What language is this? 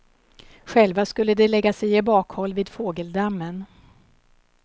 Swedish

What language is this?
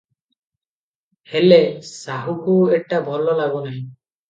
Odia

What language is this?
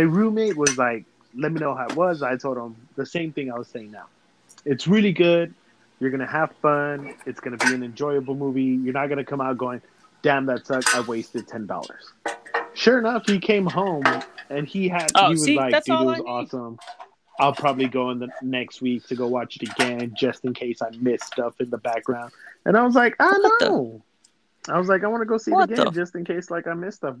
English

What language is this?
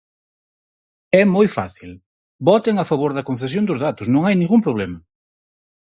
Galician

